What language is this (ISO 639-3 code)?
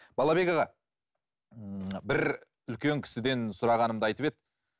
kaz